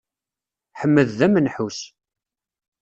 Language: Kabyle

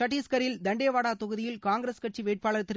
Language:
Tamil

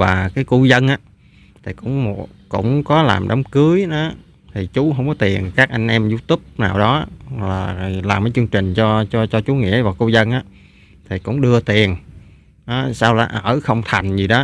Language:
Vietnamese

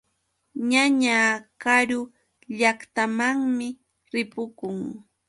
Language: Yauyos Quechua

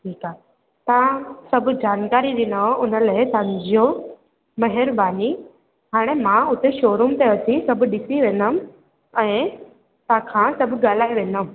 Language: Sindhi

